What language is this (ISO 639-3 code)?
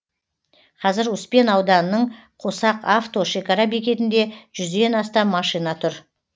kaz